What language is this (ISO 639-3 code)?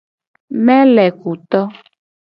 gej